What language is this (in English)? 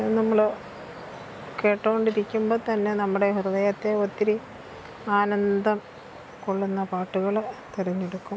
Malayalam